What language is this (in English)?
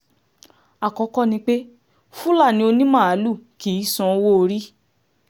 Yoruba